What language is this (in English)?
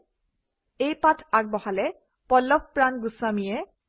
Assamese